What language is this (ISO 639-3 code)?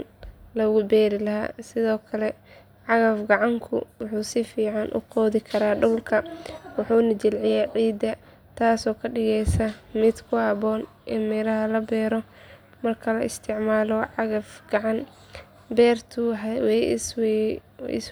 som